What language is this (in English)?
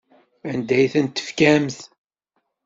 Kabyle